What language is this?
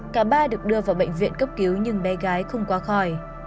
Vietnamese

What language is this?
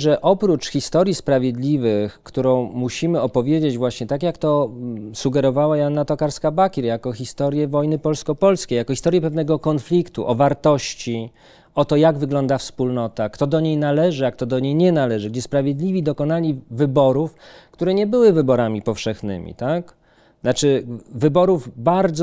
Polish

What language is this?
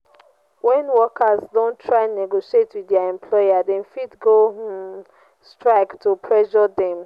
Nigerian Pidgin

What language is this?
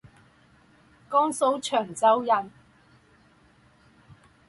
Chinese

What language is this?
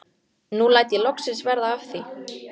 Icelandic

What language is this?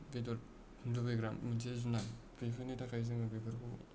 Bodo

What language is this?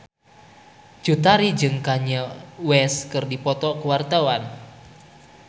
Sundanese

